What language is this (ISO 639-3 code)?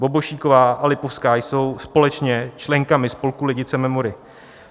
ces